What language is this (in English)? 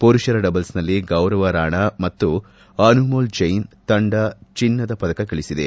Kannada